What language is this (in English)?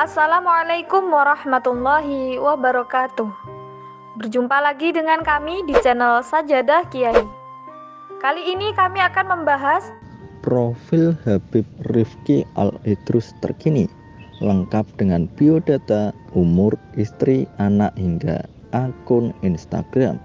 Indonesian